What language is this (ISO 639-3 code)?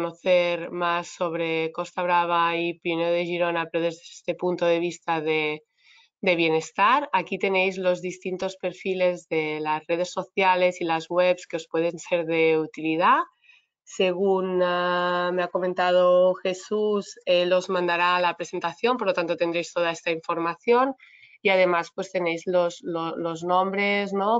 spa